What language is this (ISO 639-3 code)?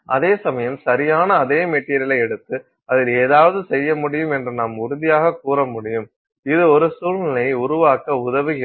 tam